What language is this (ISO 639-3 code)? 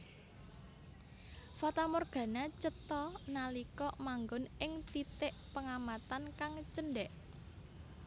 jav